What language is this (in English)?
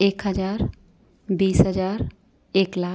Hindi